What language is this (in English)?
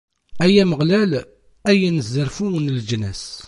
Kabyle